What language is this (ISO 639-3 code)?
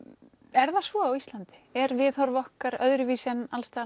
isl